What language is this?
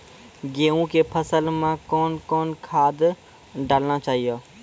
Maithili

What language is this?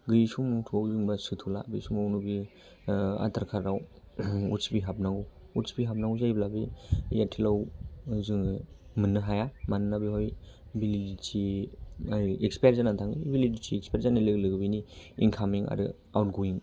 Bodo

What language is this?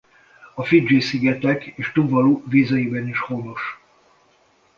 Hungarian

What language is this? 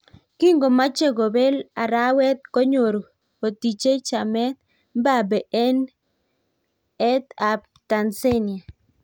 Kalenjin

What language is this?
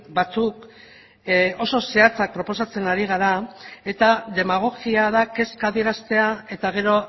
Basque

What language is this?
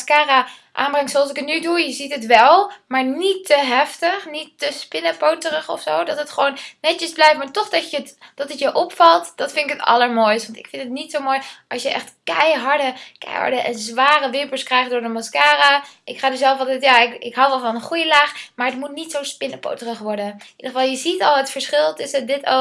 Dutch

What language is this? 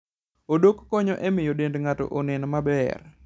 Luo (Kenya and Tanzania)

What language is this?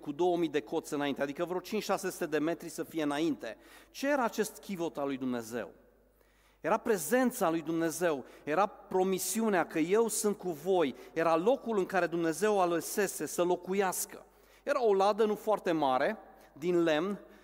Romanian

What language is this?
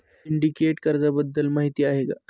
Marathi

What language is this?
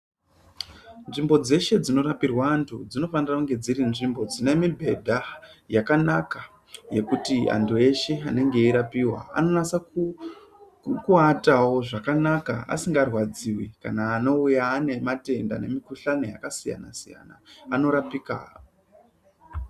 Ndau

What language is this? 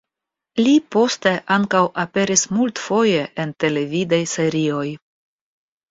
Esperanto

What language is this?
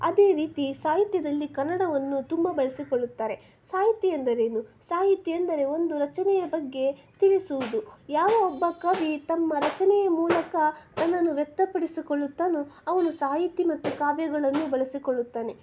Kannada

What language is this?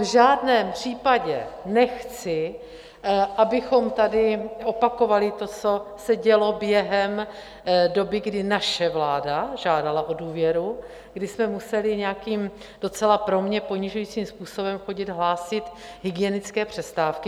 Czech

